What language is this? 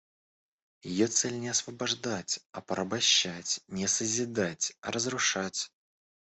Russian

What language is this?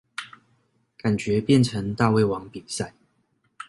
Chinese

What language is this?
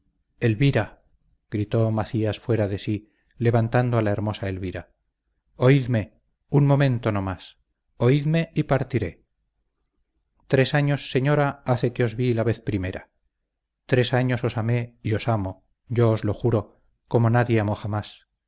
Spanish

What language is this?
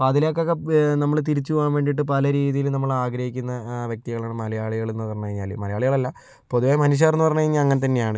Malayalam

